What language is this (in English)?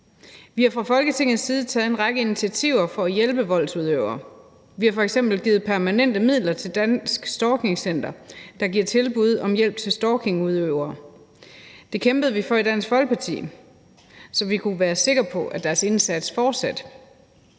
Danish